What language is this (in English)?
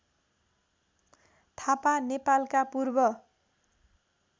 Nepali